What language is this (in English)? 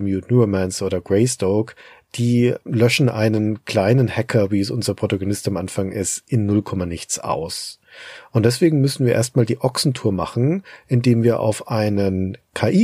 German